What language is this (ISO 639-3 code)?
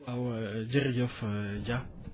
wol